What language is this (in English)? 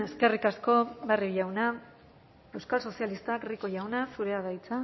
Basque